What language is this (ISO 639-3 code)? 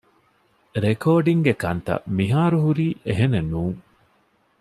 div